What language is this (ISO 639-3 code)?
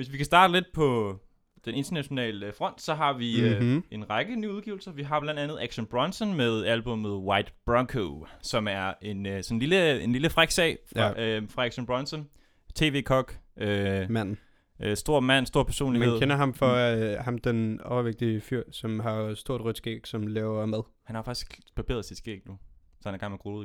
dan